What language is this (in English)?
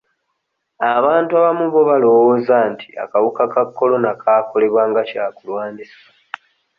Ganda